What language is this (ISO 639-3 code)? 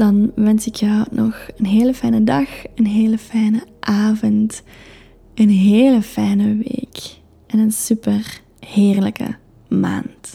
nld